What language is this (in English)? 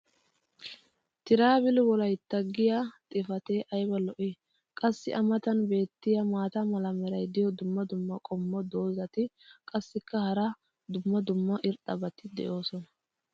Wolaytta